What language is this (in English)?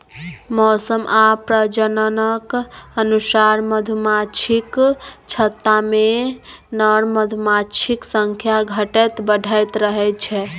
Maithili